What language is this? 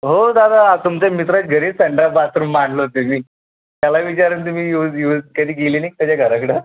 Marathi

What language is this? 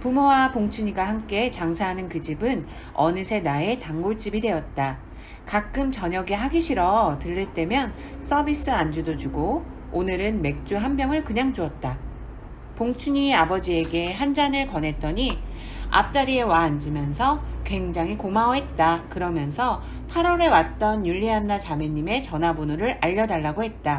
Korean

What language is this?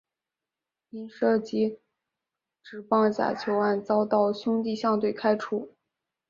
Chinese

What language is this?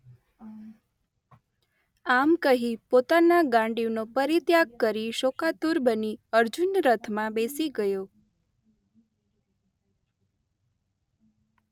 Gujarati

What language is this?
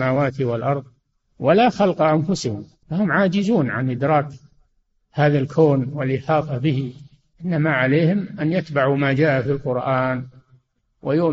Arabic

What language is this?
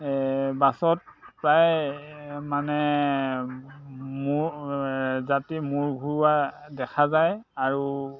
Assamese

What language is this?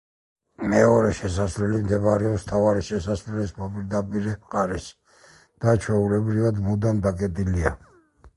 Georgian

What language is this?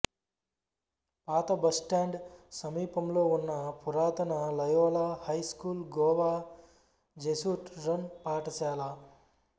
Telugu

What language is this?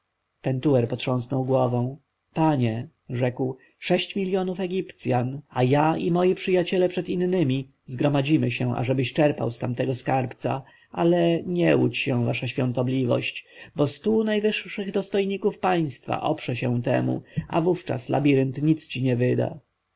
Polish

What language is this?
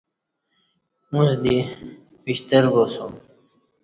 Kati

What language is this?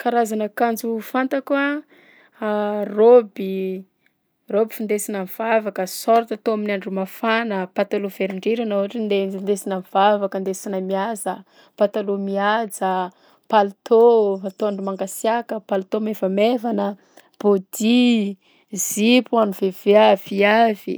Southern Betsimisaraka Malagasy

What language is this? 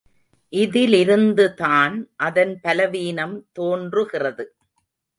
Tamil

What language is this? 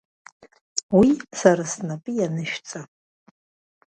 Abkhazian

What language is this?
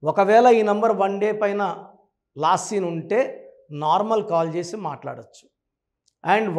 Telugu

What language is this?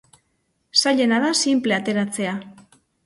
Basque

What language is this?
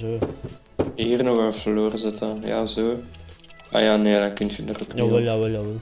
Dutch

